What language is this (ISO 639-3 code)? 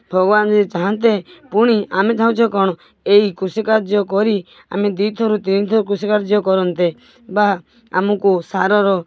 ori